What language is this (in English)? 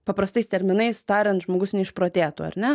Lithuanian